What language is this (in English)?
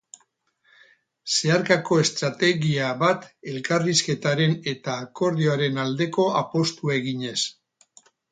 Basque